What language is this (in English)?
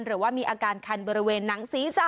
Thai